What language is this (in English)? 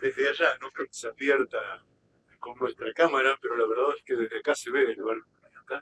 Spanish